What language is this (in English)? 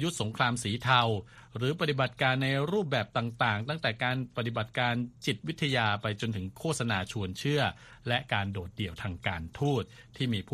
Thai